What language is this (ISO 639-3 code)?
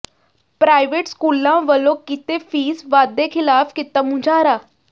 pan